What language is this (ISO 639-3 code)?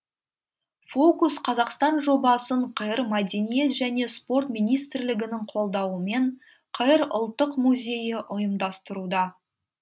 kaz